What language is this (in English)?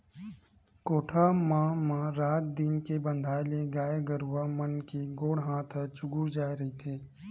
Chhattisgarhi